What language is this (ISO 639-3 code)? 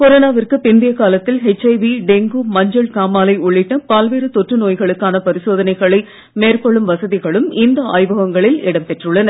tam